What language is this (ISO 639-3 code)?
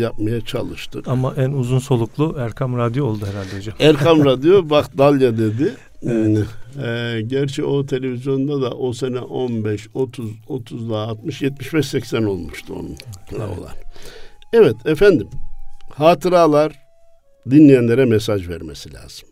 tur